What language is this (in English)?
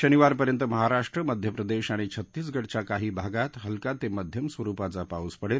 Marathi